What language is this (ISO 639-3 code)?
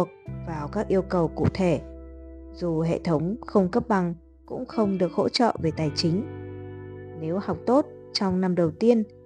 vie